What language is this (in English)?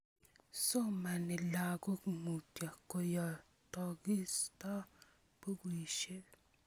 Kalenjin